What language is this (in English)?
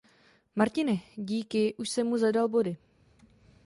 Czech